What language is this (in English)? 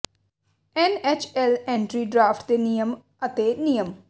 Punjabi